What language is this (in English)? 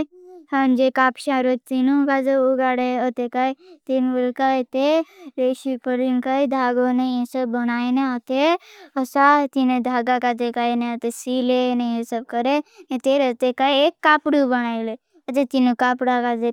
Bhili